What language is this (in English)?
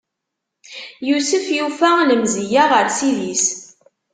Kabyle